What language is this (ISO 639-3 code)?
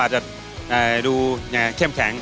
tha